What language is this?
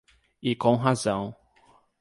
Portuguese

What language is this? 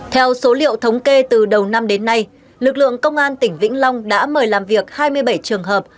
Vietnamese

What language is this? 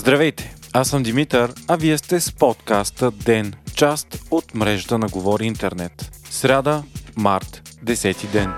Bulgarian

